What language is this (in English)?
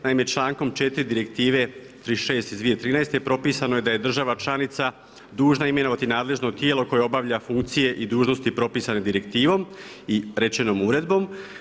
Croatian